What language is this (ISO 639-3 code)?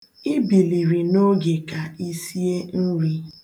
ibo